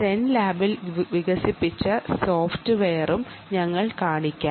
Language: Malayalam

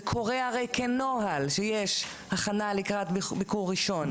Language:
Hebrew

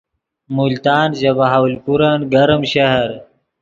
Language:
Yidgha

